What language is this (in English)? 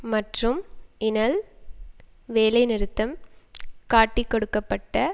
Tamil